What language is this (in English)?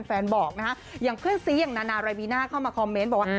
Thai